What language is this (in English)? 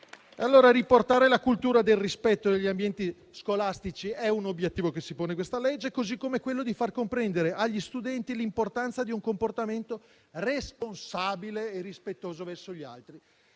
Italian